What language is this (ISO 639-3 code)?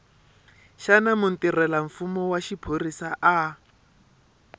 tso